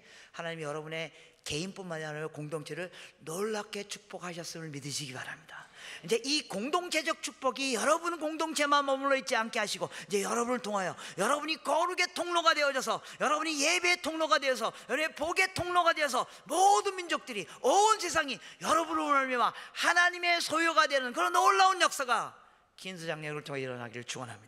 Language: Korean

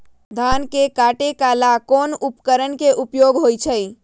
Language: Magahi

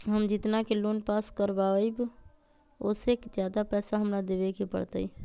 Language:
Magahi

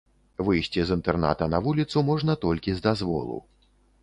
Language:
Belarusian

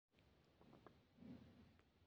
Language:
Luo (Kenya and Tanzania)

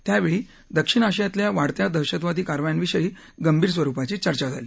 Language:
Marathi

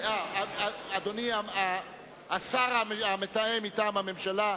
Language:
Hebrew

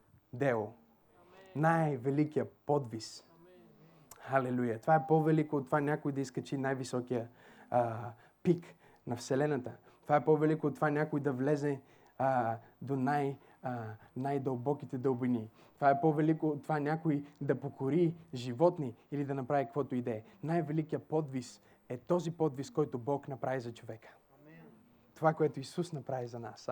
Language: Bulgarian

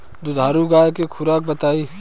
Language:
Bhojpuri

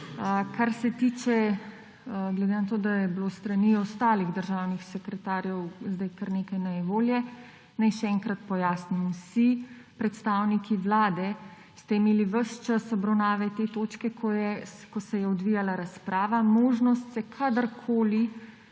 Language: Slovenian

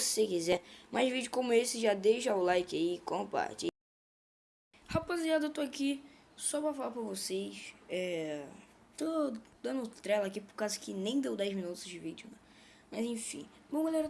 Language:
Portuguese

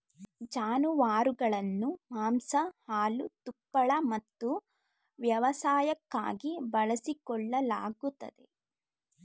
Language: Kannada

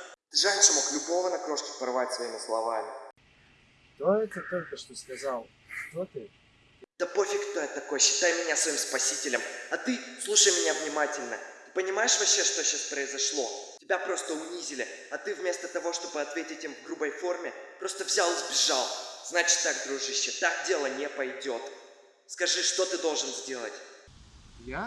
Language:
Russian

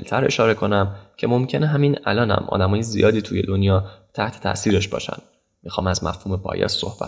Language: Persian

